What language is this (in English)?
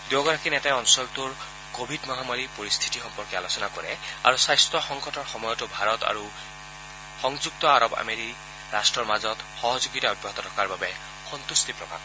Assamese